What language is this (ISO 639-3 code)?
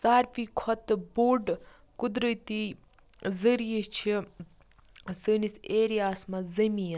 kas